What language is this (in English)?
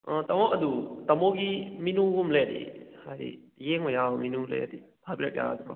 Manipuri